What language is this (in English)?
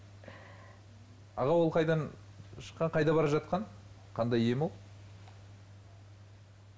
Kazakh